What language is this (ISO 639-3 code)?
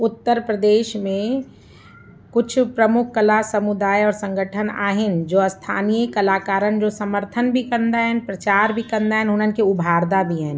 snd